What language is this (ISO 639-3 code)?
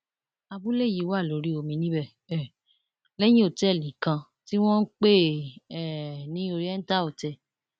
yor